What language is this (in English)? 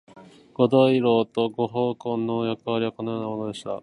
Japanese